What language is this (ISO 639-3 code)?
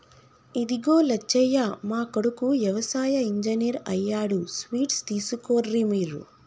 tel